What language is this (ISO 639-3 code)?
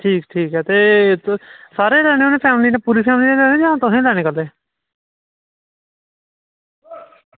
doi